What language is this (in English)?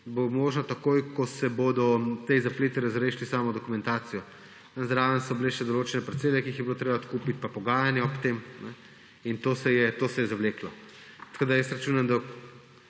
Slovenian